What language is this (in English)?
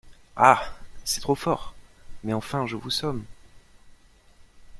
French